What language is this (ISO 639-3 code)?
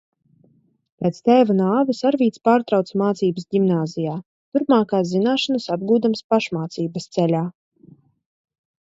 lav